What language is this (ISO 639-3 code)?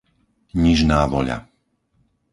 slk